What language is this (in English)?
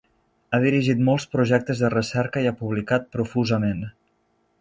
Catalan